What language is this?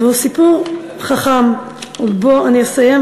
Hebrew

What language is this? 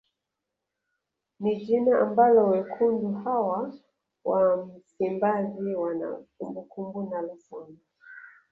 Swahili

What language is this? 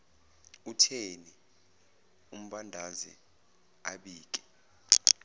Zulu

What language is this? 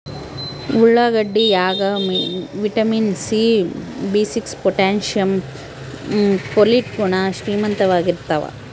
Kannada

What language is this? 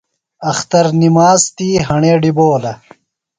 Phalura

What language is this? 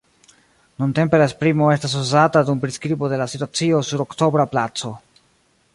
Esperanto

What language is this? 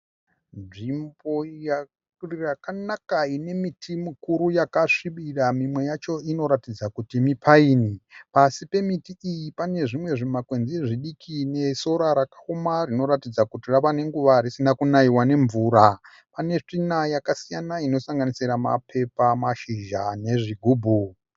Shona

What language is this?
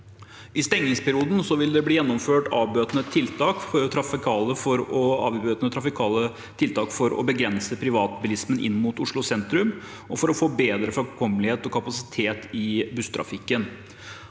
Norwegian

